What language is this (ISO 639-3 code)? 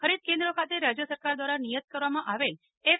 guj